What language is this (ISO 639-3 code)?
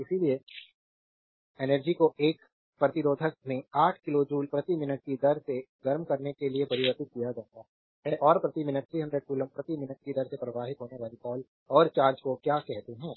hin